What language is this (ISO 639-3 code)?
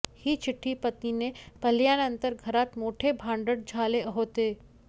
mar